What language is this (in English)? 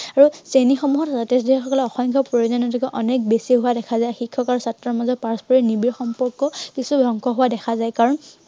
Assamese